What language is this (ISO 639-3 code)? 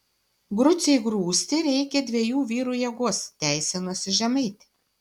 lit